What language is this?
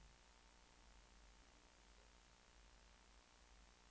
Norwegian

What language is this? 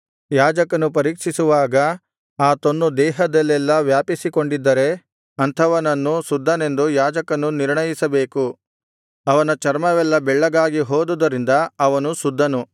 Kannada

